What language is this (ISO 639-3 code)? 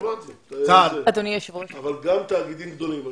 heb